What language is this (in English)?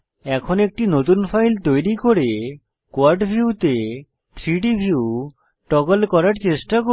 Bangla